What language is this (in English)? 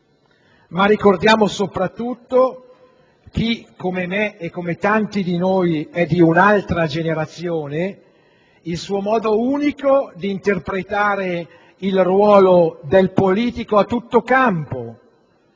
Italian